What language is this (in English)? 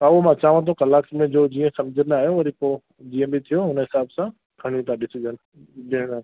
Sindhi